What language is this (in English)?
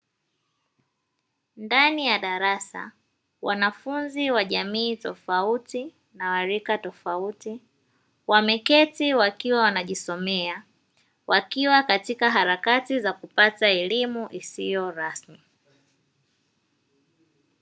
Swahili